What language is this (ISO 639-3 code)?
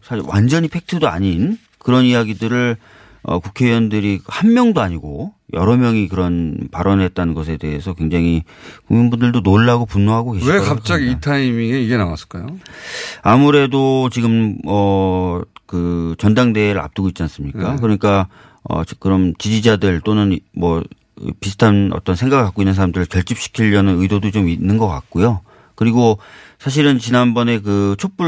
kor